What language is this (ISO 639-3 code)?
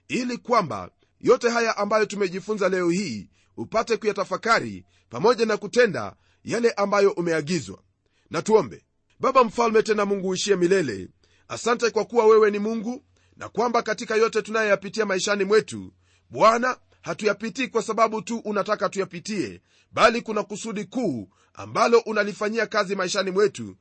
swa